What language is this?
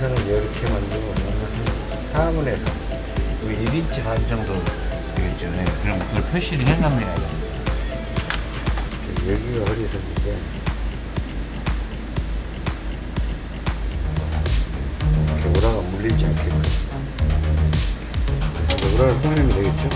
Korean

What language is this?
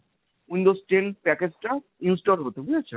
Bangla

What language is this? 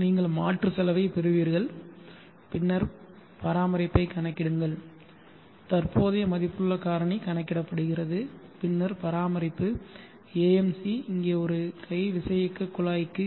Tamil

